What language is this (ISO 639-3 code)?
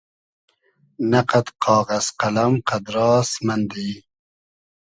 haz